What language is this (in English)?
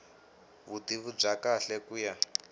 Tsonga